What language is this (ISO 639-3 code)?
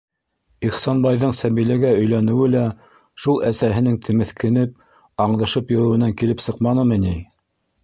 bak